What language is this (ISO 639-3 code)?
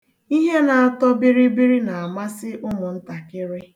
ibo